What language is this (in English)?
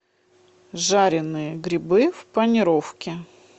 Russian